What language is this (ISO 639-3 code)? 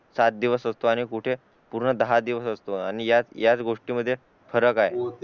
mar